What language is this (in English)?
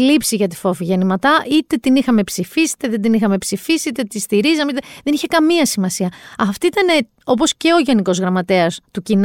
Greek